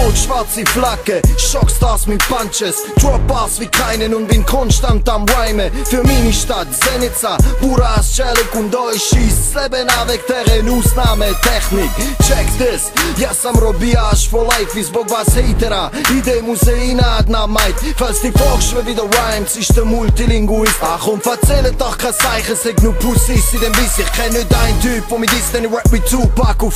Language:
Dutch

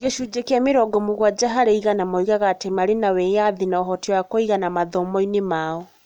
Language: Kikuyu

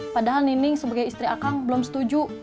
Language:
Indonesian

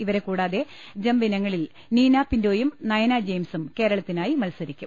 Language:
Malayalam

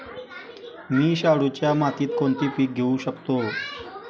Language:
Marathi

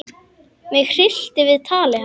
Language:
Icelandic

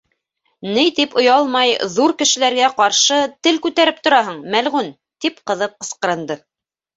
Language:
Bashkir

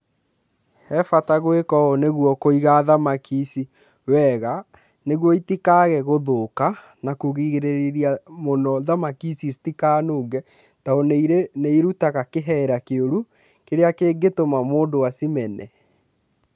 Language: Kikuyu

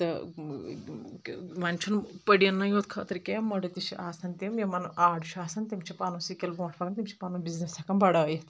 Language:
Kashmiri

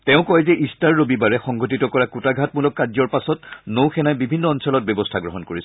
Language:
Assamese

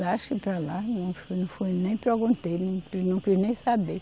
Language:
Portuguese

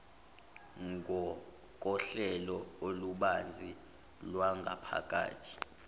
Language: Zulu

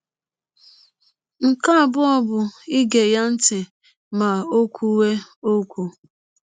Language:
Igbo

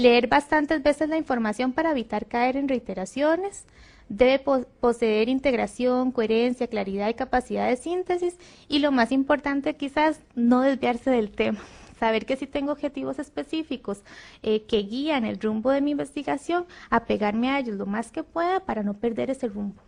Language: Spanish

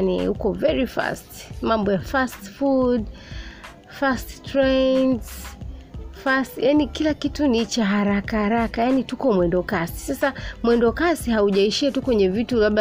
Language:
Swahili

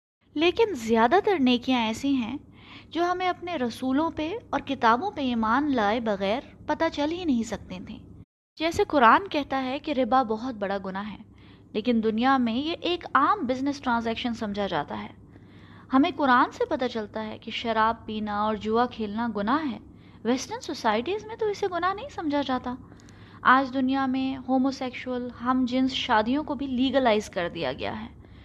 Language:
Urdu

